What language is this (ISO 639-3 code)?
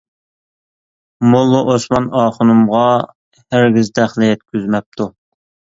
uig